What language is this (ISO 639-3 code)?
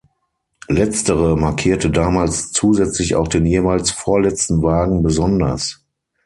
deu